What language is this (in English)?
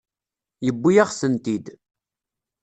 Kabyle